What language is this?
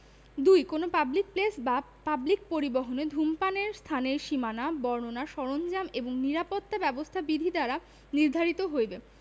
Bangla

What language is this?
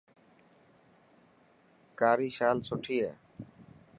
Dhatki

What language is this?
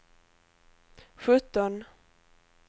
Swedish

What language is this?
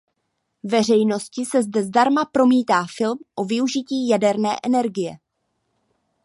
Czech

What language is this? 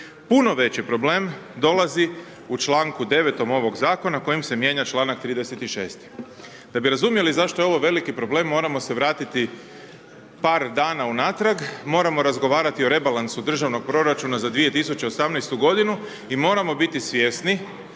Croatian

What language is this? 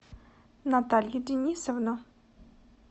Russian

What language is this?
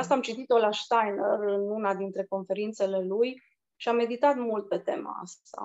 Romanian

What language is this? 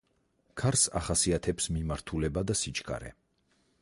Georgian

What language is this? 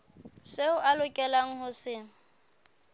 Southern Sotho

